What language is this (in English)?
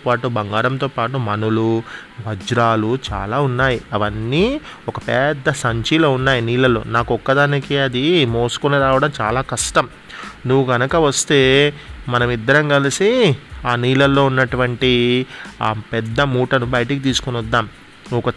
Telugu